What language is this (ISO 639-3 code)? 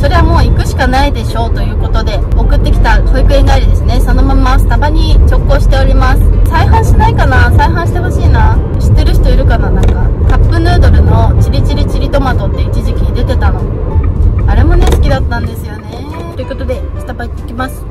jpn